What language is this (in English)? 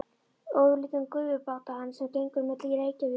Icelandic